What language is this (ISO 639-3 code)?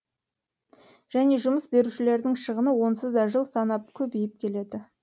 kaz